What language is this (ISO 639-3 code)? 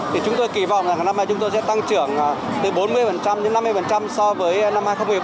vie